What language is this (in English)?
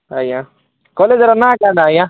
Odia